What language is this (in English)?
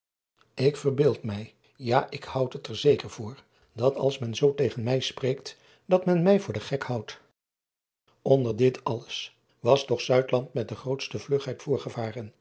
Dutch